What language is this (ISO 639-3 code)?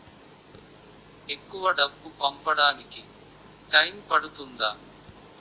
tel